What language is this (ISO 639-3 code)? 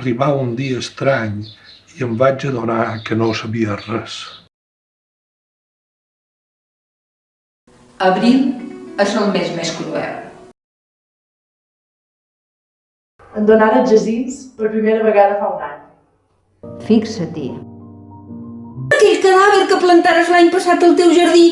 cat